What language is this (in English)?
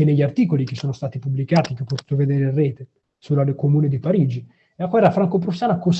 Italian